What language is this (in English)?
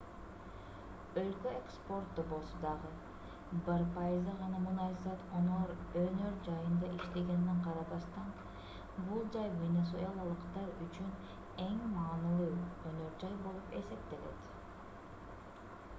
Kyrgyz